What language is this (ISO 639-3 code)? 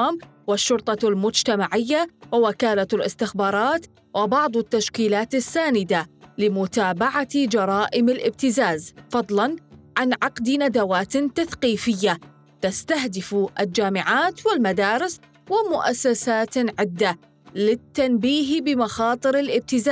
ara